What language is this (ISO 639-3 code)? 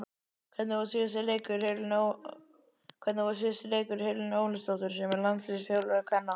isl